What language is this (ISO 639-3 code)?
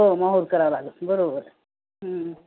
mar